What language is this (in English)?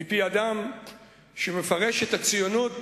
Hebrew